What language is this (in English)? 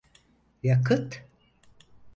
Turkish